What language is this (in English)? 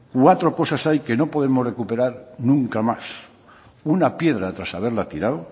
Spanish